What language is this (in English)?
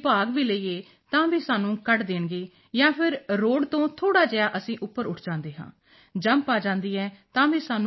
Punjabi